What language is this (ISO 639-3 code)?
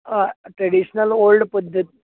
kok